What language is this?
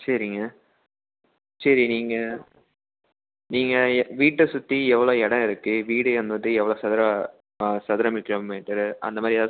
Tamil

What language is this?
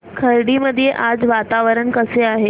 Marathi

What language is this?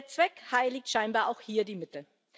German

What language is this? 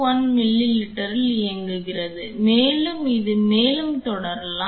Tamil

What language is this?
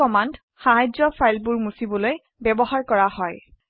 Assamese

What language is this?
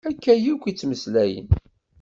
Kabyle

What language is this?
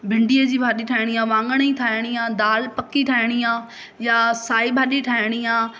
Sindhi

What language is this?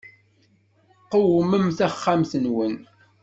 Kabyle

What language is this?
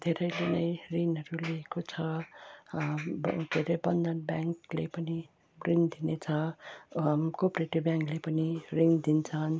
Nepali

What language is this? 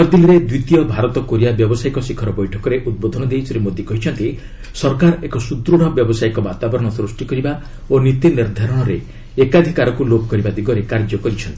Odia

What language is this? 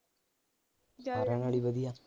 Punjabi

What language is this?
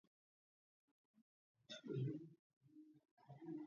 Georgian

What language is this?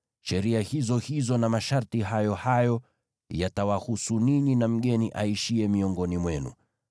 Swahili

